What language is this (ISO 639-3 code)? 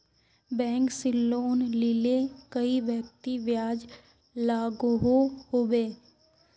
mag